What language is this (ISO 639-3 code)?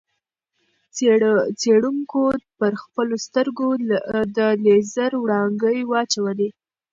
pus